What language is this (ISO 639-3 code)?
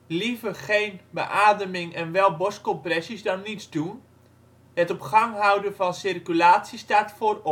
nld